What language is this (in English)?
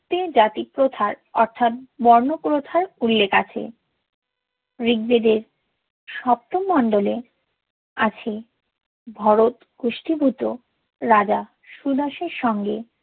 Bangla